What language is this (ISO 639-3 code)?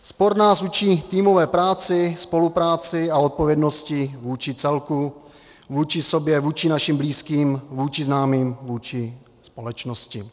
ces